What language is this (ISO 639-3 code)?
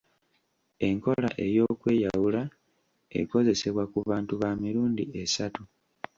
lug